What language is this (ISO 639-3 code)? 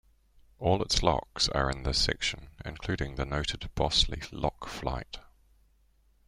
eng